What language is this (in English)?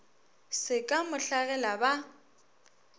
Northern Sotho